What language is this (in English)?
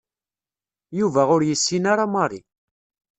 Kabyle